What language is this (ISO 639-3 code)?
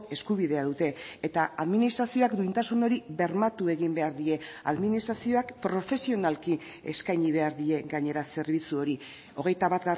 eus